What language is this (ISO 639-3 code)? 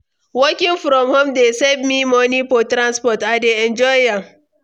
pcm